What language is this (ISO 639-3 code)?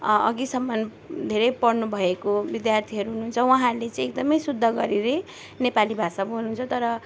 nep